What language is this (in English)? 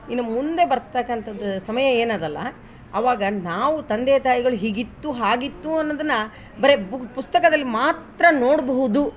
Kannada